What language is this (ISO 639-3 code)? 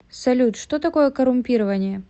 rus